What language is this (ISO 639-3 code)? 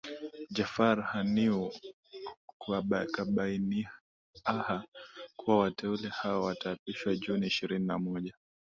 swa